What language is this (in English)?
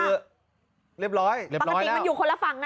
Thai